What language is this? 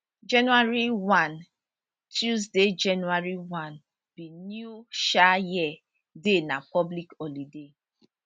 Nigerian Pidgin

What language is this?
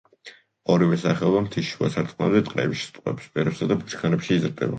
Georgian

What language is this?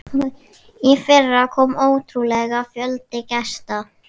Icelandic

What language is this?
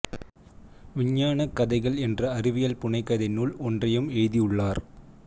Tamil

